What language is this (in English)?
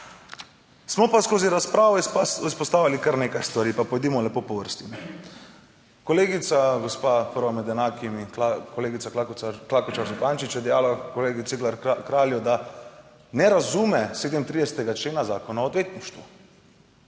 Slovenian